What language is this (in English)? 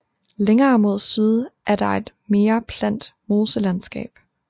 Danish